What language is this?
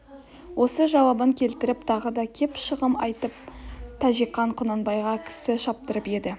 Kazakh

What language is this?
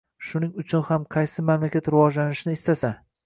Uzbek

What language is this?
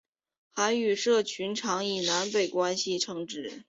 Chinese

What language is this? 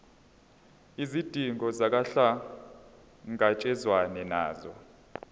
Zulu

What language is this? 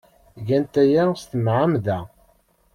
Kabyle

